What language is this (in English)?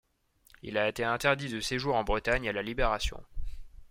French